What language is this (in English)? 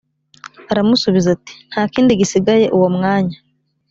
Kinyarwanda